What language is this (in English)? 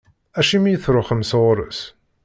Kabyle